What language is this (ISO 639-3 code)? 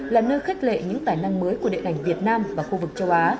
vie